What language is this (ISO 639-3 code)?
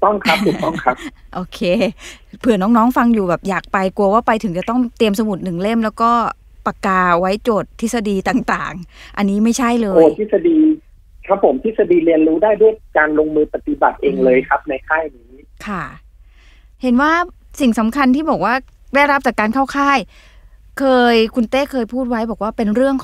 tha